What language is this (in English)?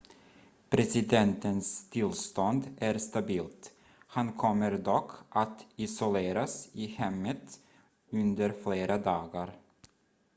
Swedish